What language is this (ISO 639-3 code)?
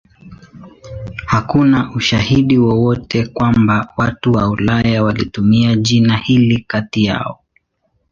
swa